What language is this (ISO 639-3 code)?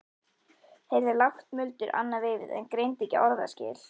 isl